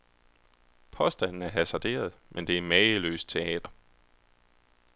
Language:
Danish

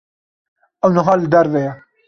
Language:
Kurdish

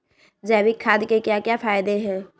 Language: Magahi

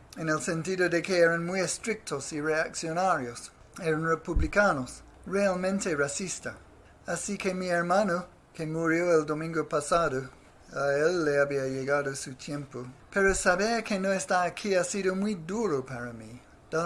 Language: Spanish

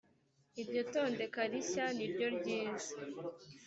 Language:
Kinyarwanda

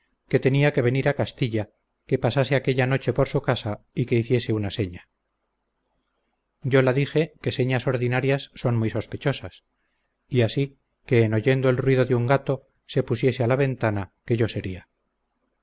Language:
Spanish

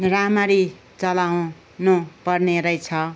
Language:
Nepali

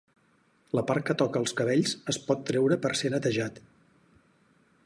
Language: Catalan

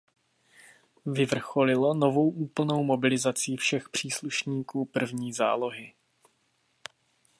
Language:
Czech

